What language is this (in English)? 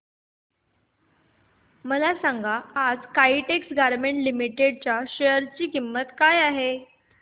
Marathi